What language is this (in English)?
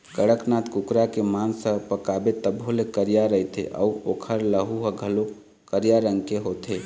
Chhattisgarhi